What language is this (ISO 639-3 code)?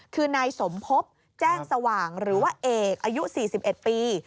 tha